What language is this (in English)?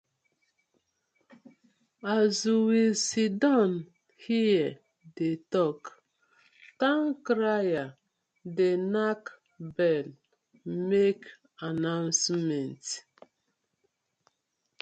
Nigerian Pidgin